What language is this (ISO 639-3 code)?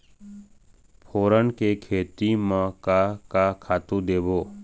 hne